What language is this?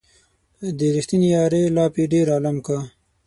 Pashto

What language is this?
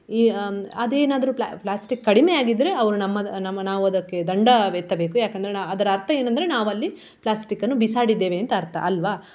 Kannada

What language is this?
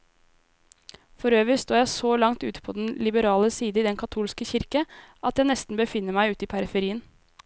Norwegian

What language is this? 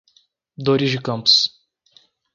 Portuguese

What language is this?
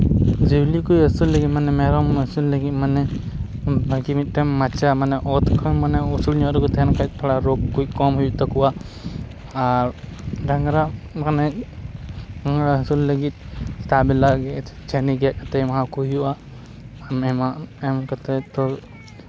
Santali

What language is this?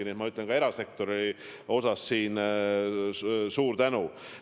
Estonian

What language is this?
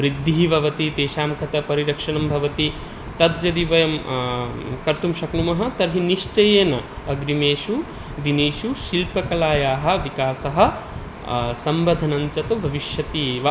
Sanskrit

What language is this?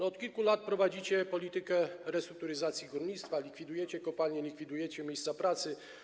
Polish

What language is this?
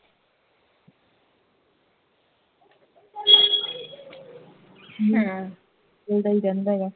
Punjabi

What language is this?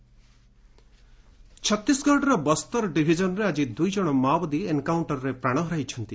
Odia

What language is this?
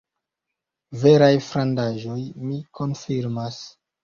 Esperanto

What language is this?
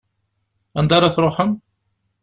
Kabyle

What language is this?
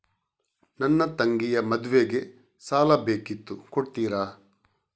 Kannada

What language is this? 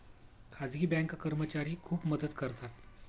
Marathi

